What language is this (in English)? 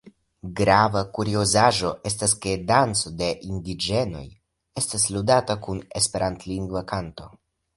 Esperanto